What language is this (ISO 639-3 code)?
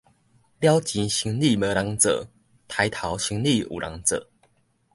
nan